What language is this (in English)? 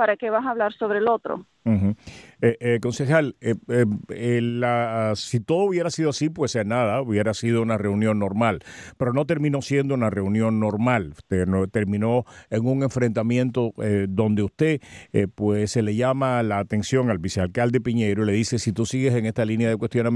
Spanish